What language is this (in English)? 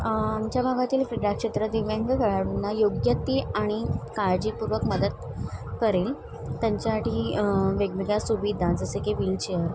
Marathi